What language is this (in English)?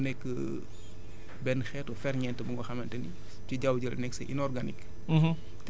Wolof